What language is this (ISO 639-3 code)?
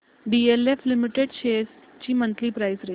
mar